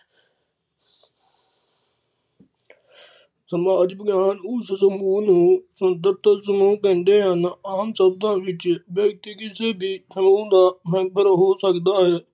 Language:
Punjabi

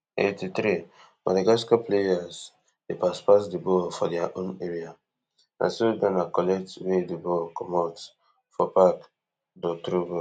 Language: Nigerian Pidgin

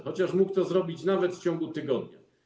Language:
Polish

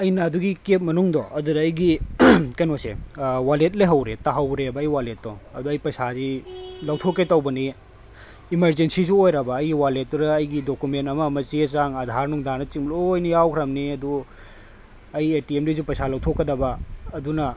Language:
Manipuri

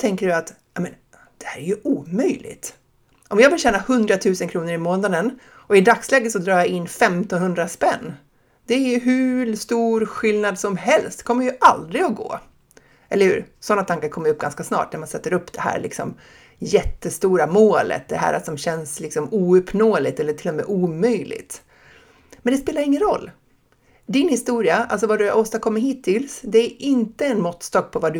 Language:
Swedish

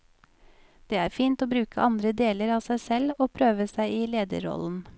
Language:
Norwegian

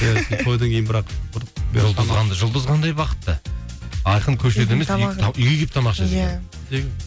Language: Kazakh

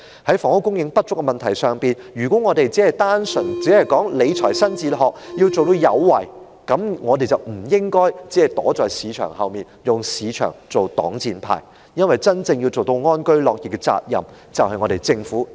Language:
Cantonese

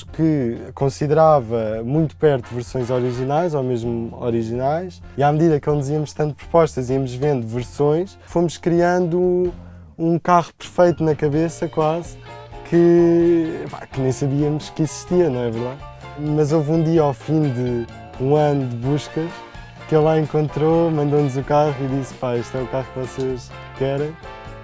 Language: Portuguese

